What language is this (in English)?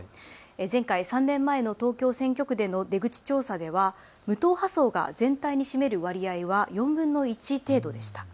Japanese